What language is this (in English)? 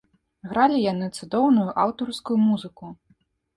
Belarusian